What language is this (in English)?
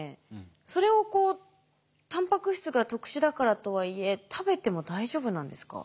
Japanese